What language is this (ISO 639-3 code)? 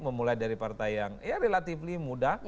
ind